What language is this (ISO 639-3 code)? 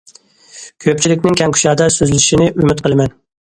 uig